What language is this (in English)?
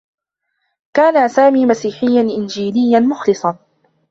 Arabic